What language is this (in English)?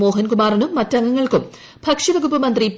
Malayalam